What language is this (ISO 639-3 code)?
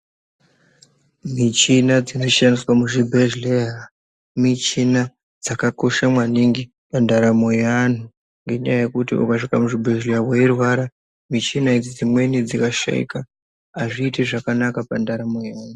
ndc